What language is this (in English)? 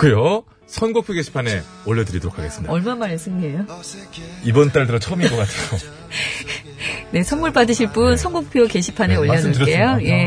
Korean